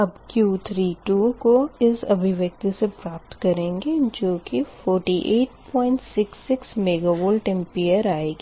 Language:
Hindi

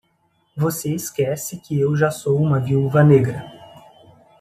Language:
Portuguese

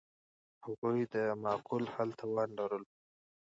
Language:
Pashto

